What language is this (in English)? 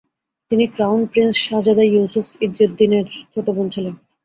Bangla